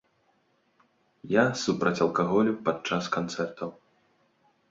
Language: Belarusian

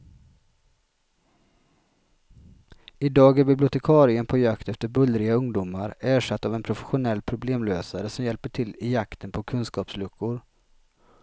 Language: Swedish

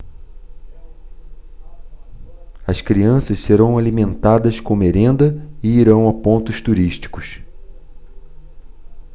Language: Portuguese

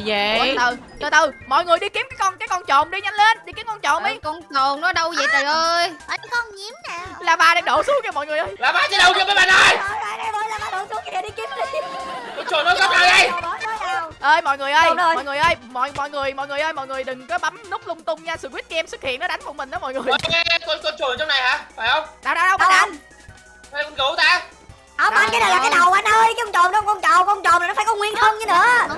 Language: Vietnamese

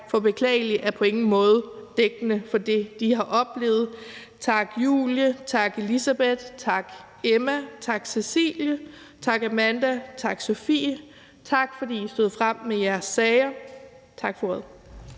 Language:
Danish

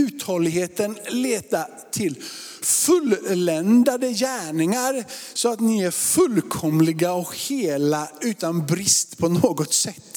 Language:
Swedish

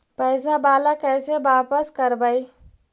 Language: Magahi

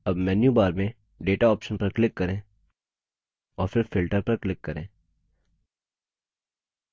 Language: Hindi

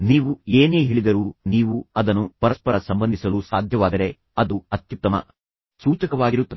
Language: Kannada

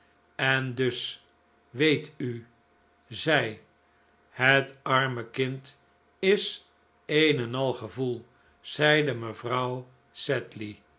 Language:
Dutch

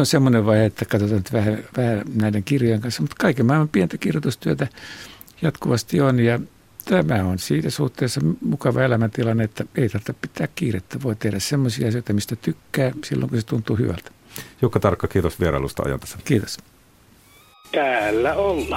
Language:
Finnish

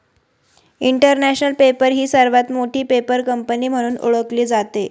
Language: Marathi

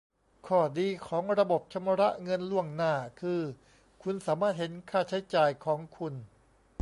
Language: Thai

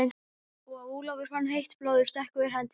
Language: Icelandic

